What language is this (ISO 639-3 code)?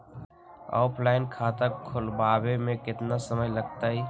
mag